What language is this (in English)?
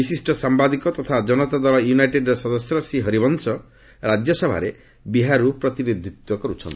Odia